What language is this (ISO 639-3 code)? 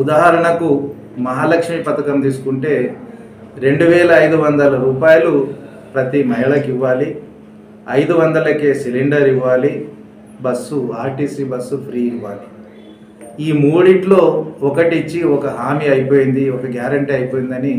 tel